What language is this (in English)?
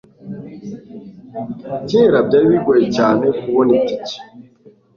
Kinyarwanda